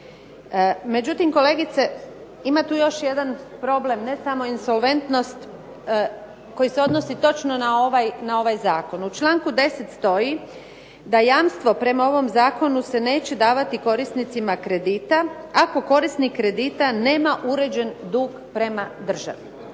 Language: Croatian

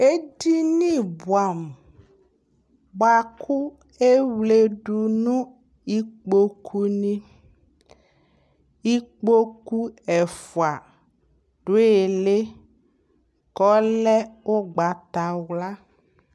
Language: Ikposo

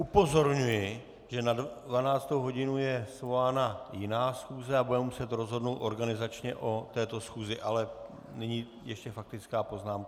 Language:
Czech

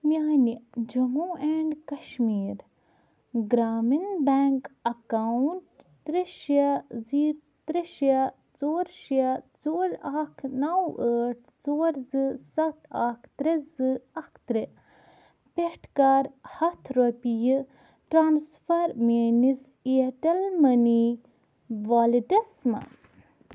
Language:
Kashmiri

